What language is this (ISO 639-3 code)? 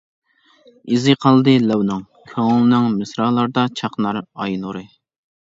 uig